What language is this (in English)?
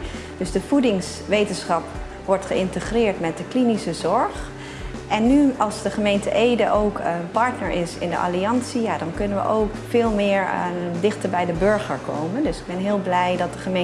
Dutch